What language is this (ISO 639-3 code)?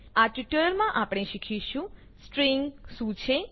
guj